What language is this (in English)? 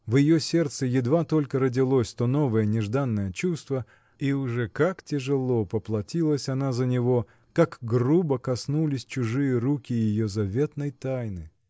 Russian